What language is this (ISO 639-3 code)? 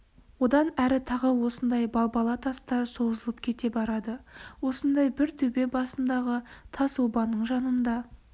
kaz